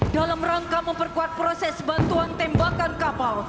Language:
Indonesian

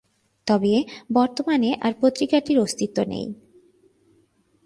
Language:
Bangla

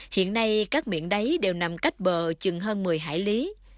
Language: Vietnamese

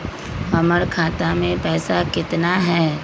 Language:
Magahi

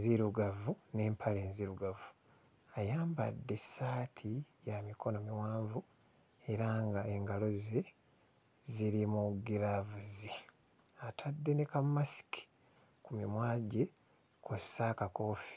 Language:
Ganda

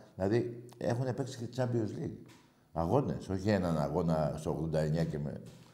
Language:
Greek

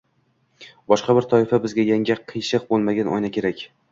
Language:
Uzbek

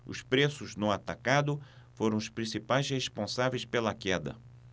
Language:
Portuguese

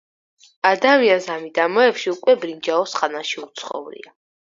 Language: Georgian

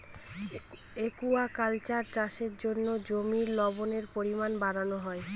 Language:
Bangla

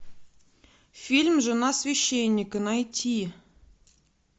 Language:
Russian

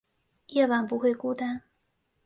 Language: Chinese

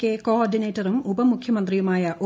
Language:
Malayalam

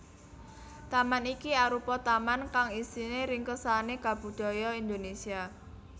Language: Javanese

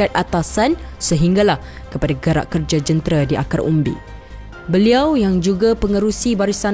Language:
Malay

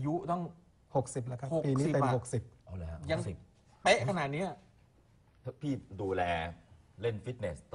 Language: Thai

